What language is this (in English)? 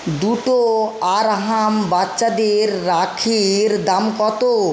Bangla